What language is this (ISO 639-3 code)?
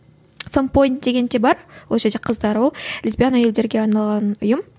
kaz